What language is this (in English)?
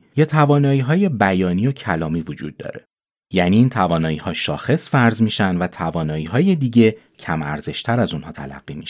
Persian